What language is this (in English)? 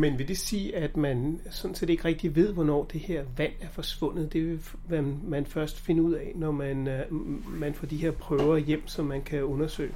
Danish